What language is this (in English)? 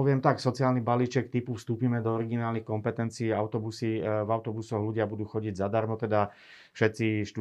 Slovak